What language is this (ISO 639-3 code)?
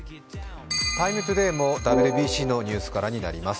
jpn